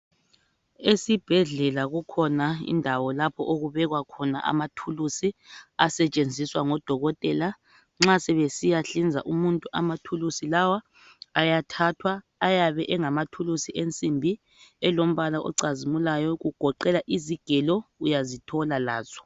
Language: North Ndebele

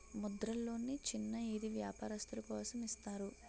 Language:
Telugu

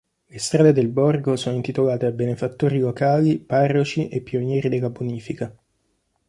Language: Italian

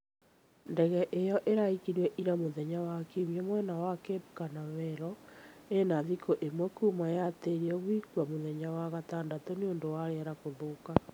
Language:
Kikuyu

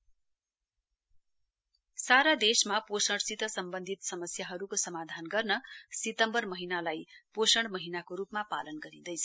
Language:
Nepali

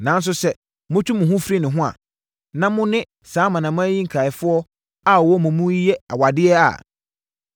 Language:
Akan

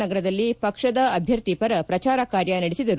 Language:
Kannada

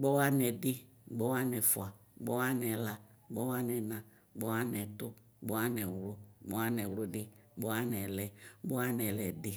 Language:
Ikposo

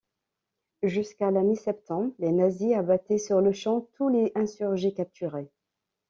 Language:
French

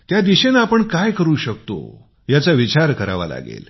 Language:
Marathi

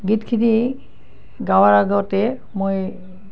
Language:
Assamese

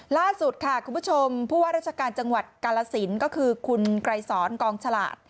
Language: Thai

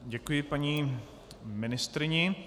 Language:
Czech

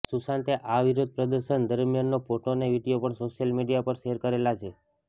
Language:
Gujarati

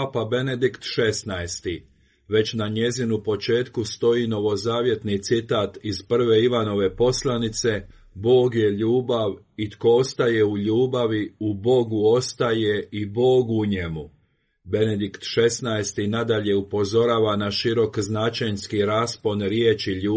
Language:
Croatian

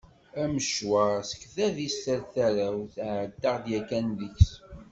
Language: Kabyle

